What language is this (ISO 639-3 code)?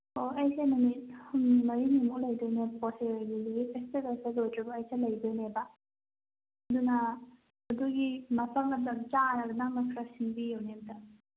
mni